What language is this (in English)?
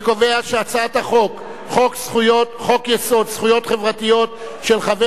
Hebrew